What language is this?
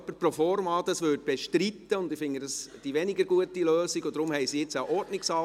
Swiss German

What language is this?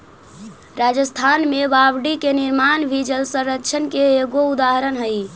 Magahi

